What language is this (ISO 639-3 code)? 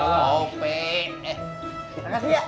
ind